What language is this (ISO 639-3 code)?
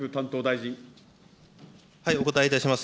jpn